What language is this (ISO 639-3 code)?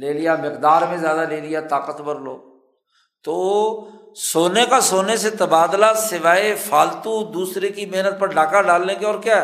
urd